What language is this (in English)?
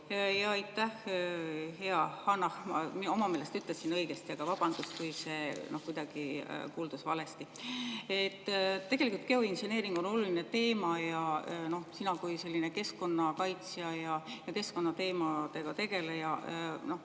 Estonian